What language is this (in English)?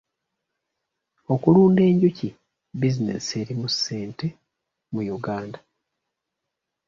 Ganda